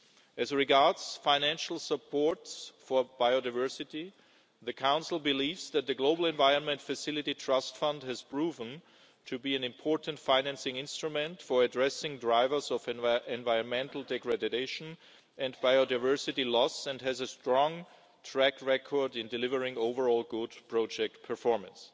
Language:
English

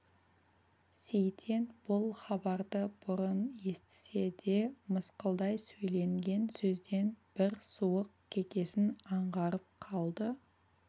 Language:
Kazakh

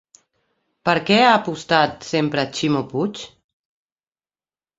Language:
Catalan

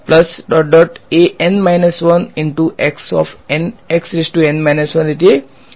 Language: Gujarati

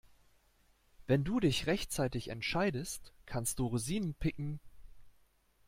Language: German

